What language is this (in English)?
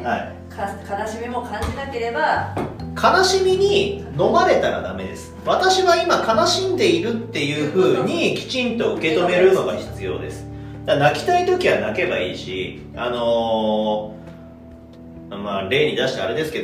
Japanese